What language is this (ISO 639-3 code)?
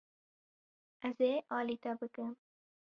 kur